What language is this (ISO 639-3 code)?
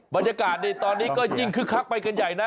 tha